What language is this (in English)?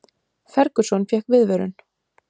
Icelandic